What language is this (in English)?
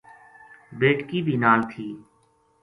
Gujari